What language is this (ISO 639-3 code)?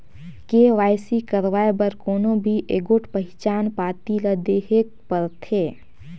hne